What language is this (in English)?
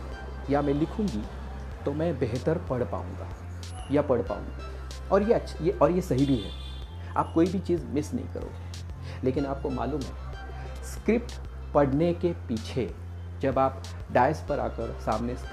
Hindi